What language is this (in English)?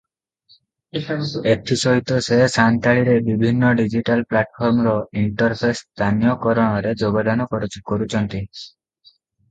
Odia